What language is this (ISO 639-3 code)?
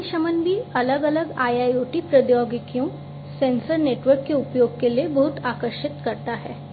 hin